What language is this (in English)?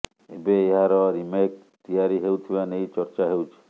Odia